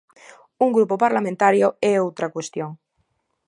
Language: Galician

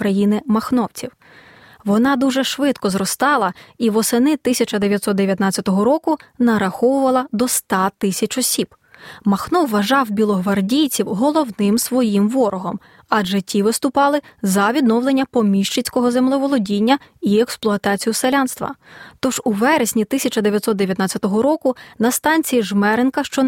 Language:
Ukrainian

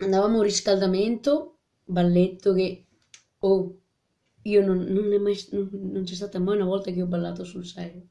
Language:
Italian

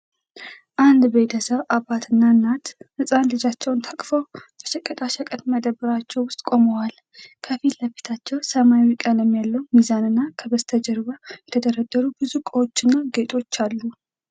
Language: Amharic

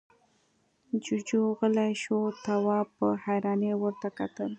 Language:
Pashto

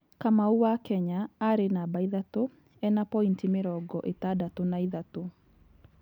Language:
Kikuyu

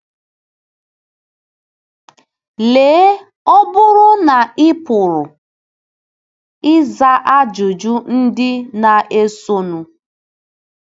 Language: Igbo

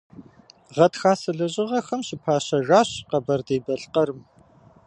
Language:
Kabardian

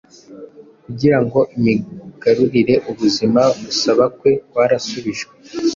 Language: Kinyarwanda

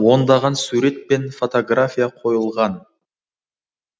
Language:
Kazakh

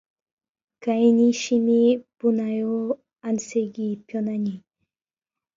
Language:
Korean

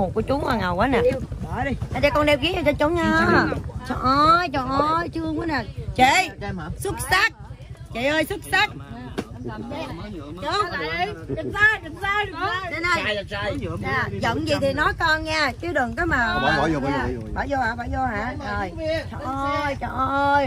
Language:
Vietnamese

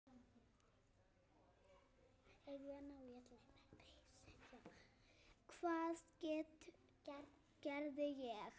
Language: Icelandic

